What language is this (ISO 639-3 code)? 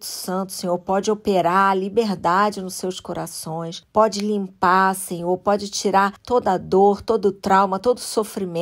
por